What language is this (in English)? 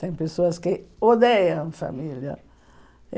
Portuguese